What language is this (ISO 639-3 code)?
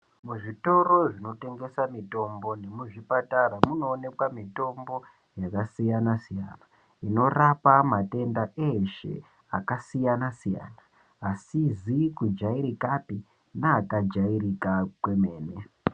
ndc